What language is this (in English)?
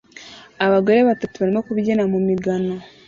Kinyarwanda